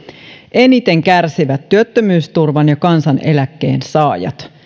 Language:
Finnish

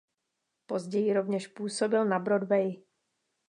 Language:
Czech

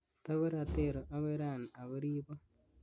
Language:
Kalenjin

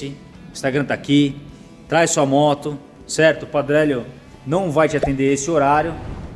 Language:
Portuguese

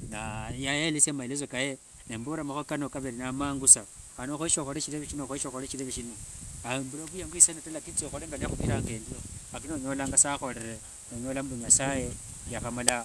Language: Wanga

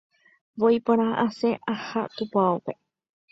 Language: Guarani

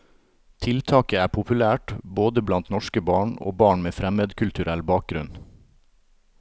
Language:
Norwegian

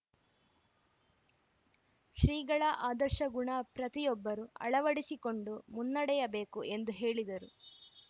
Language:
Kannada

